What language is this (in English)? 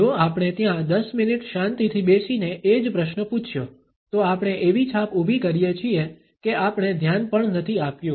Gujarati